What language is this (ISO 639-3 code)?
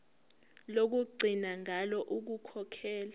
zul